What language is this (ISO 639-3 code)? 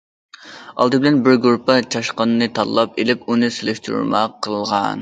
uig